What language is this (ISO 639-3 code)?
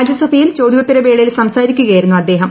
mal